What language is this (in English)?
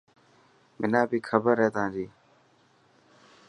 Dhatki